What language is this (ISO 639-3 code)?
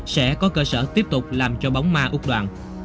vie